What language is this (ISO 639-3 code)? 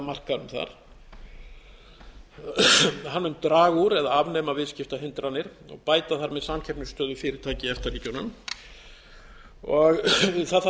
isl